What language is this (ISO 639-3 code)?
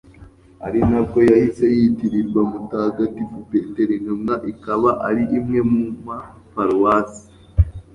kin